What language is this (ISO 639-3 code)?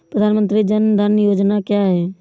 hin